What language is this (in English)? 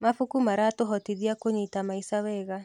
Kikuyu